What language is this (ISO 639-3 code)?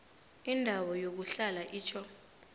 nbl